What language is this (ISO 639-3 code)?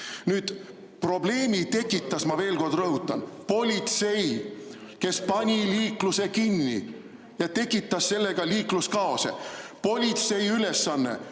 est